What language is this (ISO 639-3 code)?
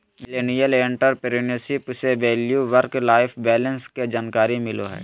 mag